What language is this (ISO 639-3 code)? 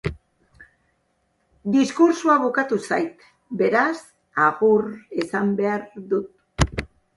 eus